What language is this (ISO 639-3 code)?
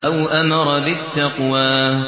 ara